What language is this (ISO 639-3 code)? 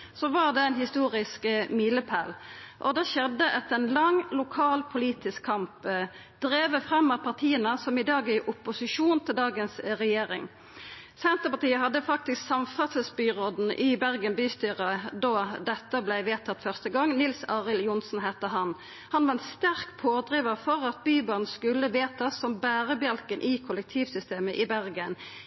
nno